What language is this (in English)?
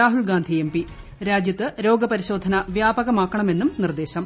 Malayalam